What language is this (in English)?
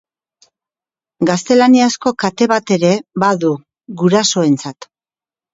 Basque